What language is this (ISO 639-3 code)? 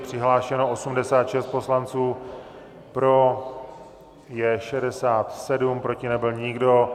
ces